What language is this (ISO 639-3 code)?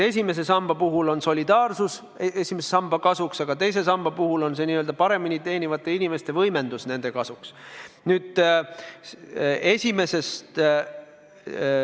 est